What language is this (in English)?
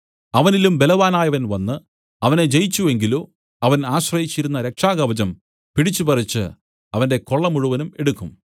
Malayalam